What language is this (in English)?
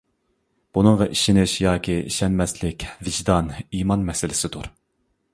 Uyghur